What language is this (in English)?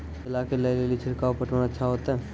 Maithili